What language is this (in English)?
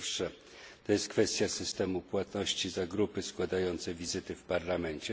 Polish